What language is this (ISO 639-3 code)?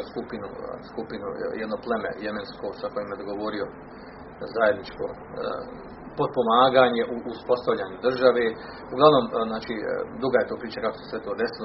hrv